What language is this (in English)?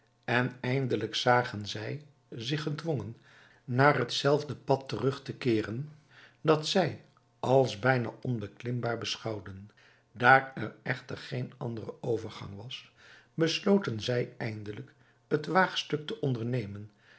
Dutch